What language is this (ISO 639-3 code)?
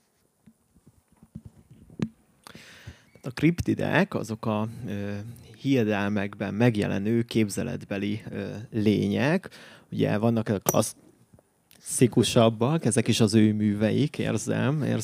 hun